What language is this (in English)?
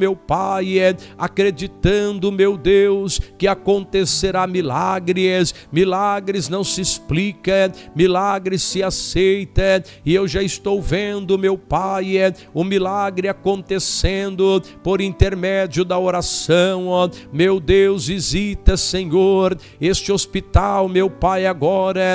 Portuguese